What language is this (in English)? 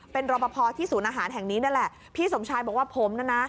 Thai